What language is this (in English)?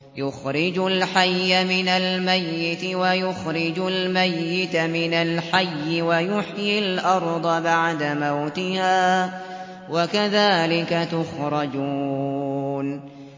Arabic